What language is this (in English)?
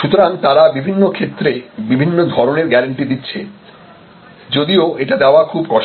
Bangla